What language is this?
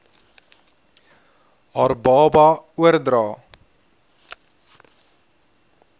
Afrikaans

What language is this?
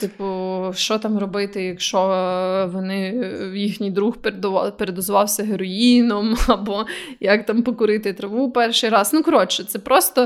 Ukrainian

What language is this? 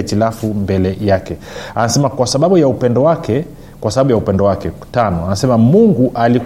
Swahili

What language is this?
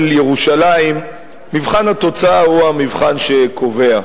Hebrew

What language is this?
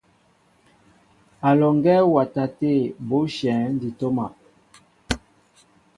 Mbo (Cameroon)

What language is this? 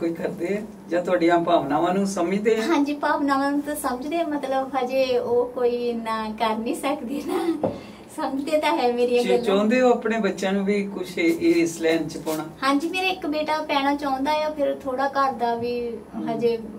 Punjabi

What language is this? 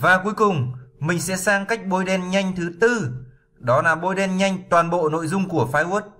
Vietnamese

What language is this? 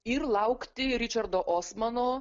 Lithuanian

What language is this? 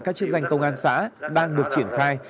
Vietnamese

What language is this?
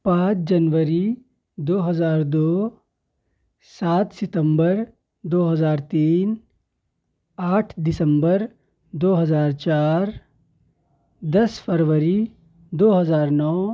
Urdu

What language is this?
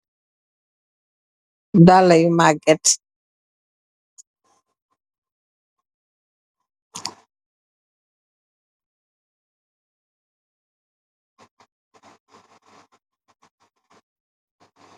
Wolof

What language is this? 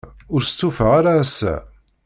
Kabyle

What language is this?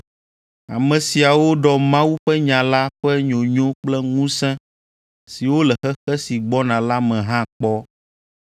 Ewe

